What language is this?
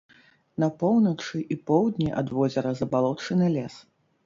Belarusian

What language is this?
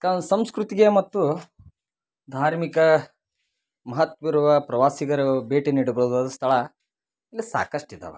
Kannada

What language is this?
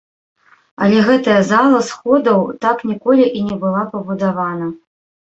Belarusian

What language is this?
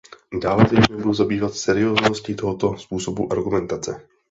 Czech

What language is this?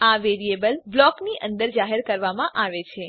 Gujarati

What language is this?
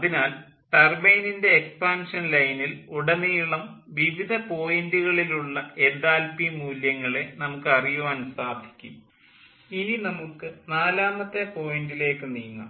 Malayalam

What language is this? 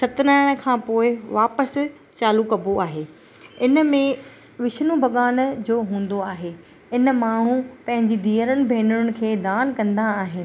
Sindhi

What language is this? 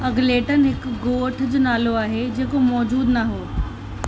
Sindhi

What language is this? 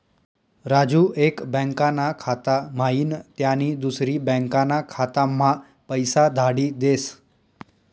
Marathi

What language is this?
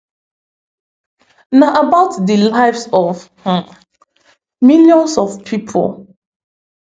Nigerian Pidgin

